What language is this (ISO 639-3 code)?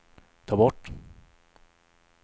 swe